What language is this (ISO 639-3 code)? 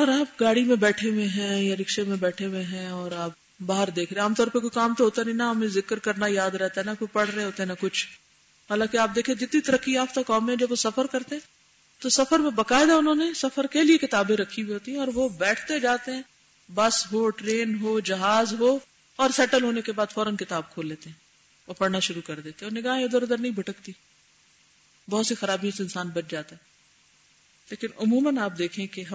urd